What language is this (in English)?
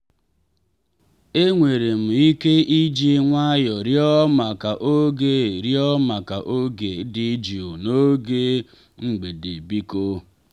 Igbo